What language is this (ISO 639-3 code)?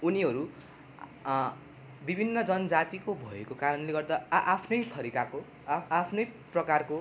nep